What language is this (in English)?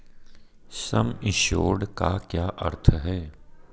Hindi